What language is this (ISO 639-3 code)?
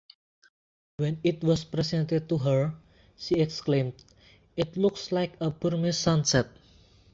eng